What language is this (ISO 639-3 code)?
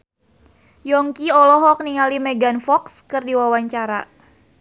sun